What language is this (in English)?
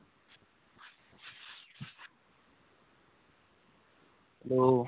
Dogri